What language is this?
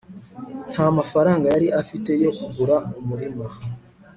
Kinyarwanda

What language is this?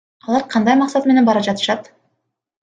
Kyrgyz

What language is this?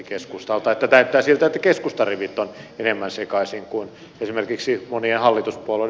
Finnish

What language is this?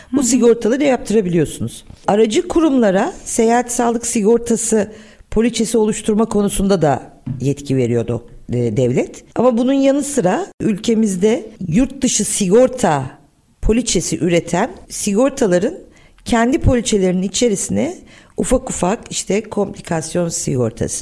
Turkish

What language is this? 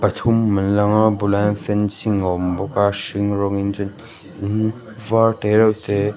Mizo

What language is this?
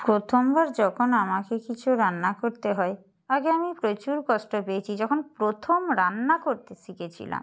Bangla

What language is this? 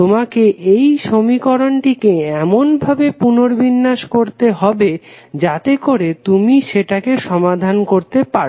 Bangla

